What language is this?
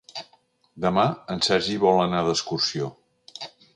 Catalan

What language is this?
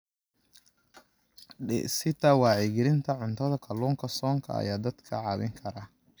Somali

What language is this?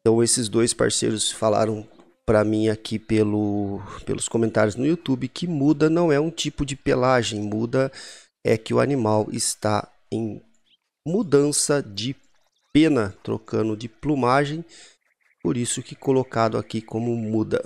Portuguese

